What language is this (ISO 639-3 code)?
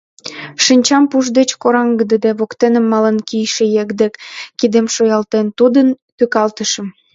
chm